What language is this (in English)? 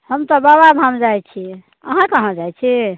Maithili